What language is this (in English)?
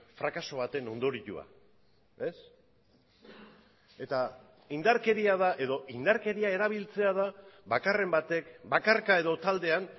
Basque